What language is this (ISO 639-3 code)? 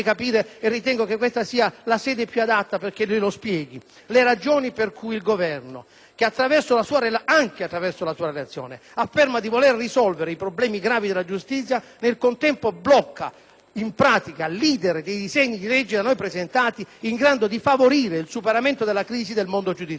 ita